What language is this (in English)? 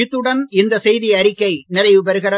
Tamil